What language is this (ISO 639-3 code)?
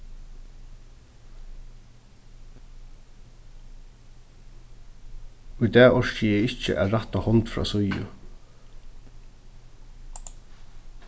fao